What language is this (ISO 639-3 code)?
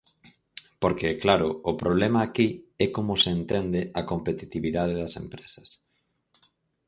glg